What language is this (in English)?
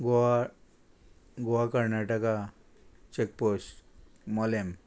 Konkani